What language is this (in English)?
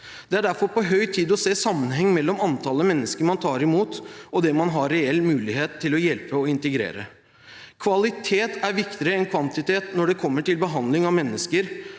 Norwegian